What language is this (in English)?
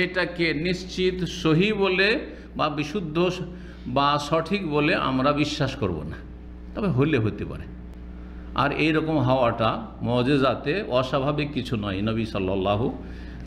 Arabic